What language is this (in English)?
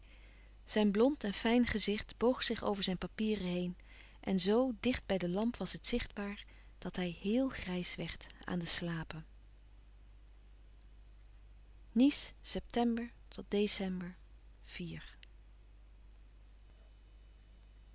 Dutch